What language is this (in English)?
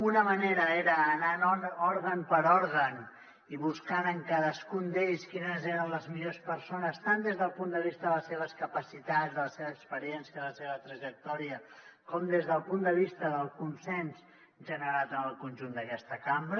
Catalan